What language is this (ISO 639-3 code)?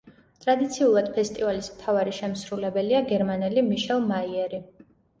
kat